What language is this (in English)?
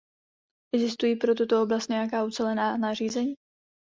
Czech